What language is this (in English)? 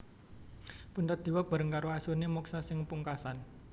Javanese